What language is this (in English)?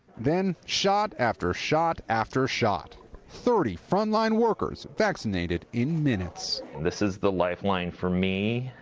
English